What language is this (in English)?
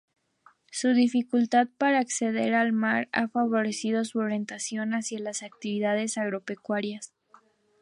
Spanish